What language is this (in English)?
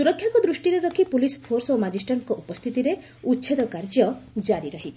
Odia